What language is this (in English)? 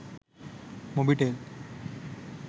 Sinhala